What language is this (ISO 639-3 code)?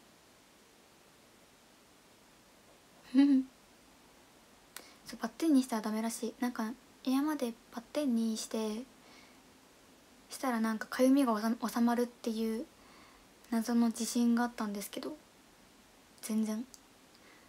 jpn